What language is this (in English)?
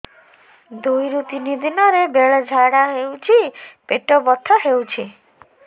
Odia